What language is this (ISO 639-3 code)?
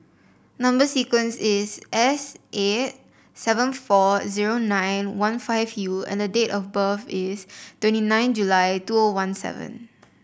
eng